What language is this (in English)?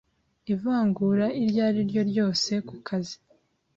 Kinyarwanda